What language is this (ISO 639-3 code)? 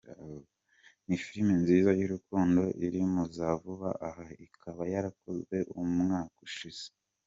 kin